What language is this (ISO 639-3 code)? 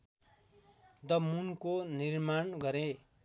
nep